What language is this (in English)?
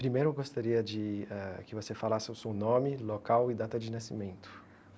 Portuguese